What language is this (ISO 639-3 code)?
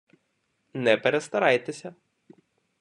ukr